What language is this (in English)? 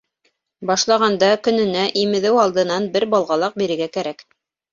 Bashkir